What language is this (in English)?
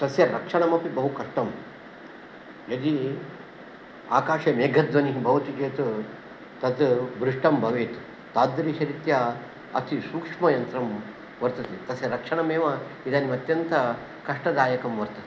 Sanskrit